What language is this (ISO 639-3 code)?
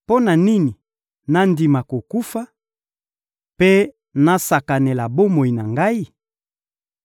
lin